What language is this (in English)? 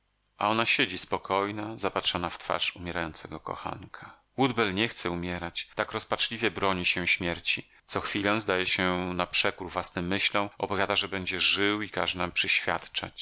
Polish